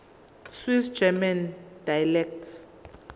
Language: Zulu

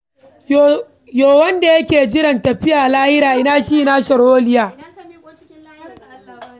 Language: Hausa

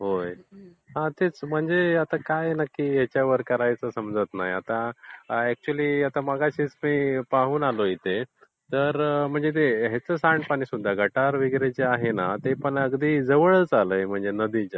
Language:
Marathi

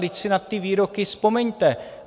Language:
Czech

